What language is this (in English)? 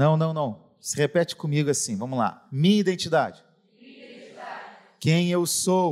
Portuguese